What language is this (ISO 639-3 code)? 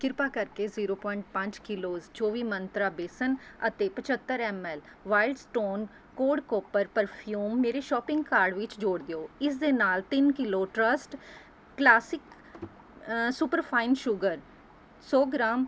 pan